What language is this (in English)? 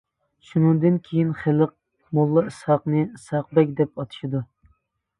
Uyghur